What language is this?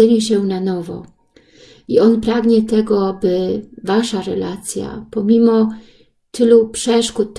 Polish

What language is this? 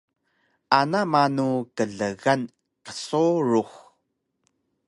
Taroko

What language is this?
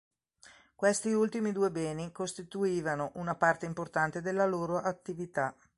Italian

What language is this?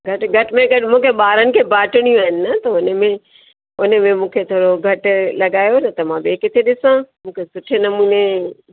Sindhi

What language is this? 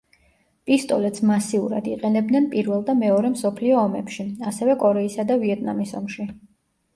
Georgian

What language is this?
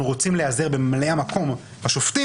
Hebrew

